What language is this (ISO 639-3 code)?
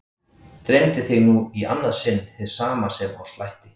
isl